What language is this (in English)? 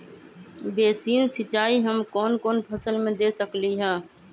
Magahi